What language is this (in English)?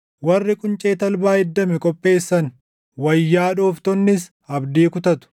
Oromo